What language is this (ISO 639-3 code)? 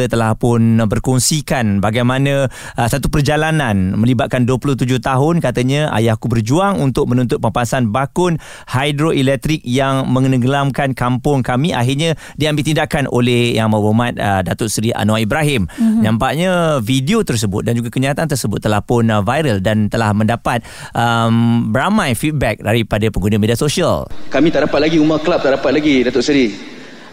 msa